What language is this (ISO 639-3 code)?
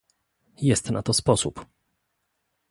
pol